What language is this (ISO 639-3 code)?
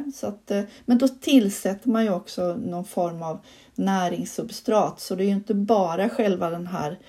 swe